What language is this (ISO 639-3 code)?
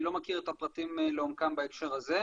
heb